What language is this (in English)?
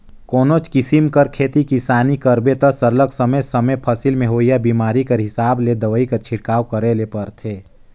Chhattisgarhi